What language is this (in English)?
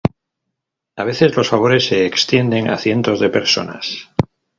Spanish